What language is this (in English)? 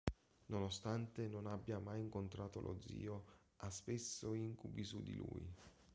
Italian